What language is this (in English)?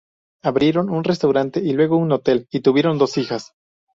Spanish